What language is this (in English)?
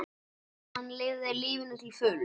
Icelandic